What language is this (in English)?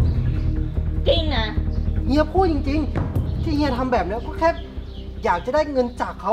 Thai